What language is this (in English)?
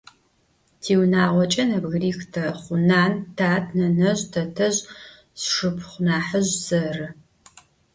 Adyghe